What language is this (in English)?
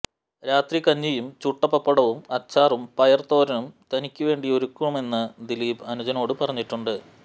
Malayalam